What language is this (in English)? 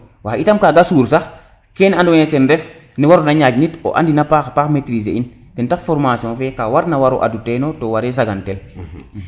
Serer